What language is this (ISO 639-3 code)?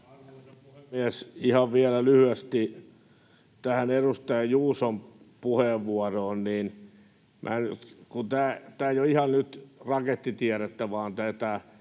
fin